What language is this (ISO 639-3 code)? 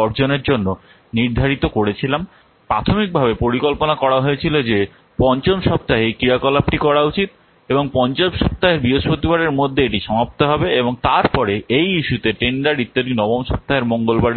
ben